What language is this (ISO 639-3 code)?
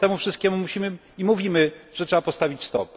pol